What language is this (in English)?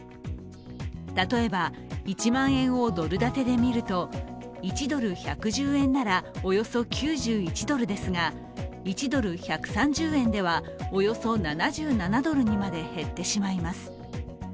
Japanese